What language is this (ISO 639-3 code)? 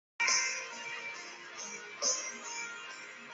zho